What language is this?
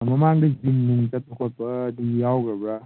Manipuri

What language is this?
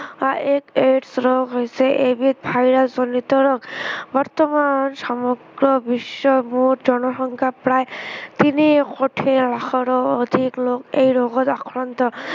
Assamese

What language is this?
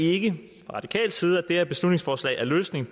Danish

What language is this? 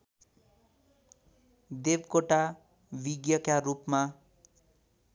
Nepali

